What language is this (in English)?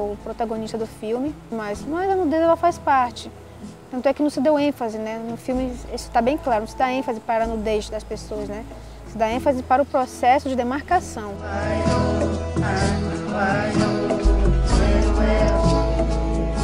Portuguese